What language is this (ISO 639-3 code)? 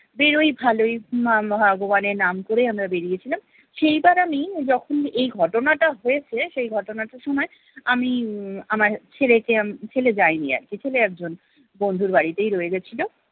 ben